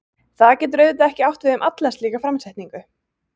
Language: Icelandic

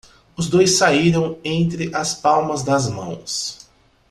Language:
Portuguese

